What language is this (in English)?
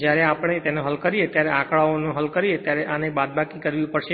Gujarati